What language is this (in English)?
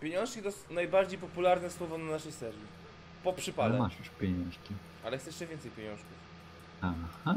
Polish